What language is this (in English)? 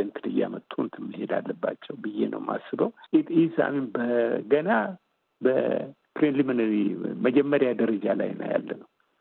Amharic